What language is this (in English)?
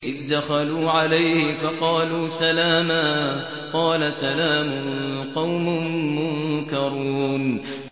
Arabic